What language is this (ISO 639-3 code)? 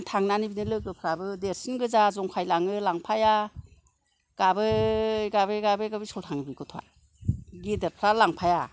brx